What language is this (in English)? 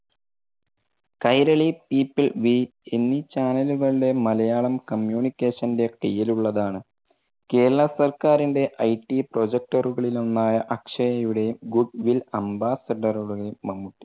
Malayalam